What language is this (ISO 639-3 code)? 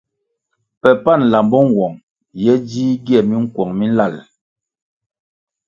nmg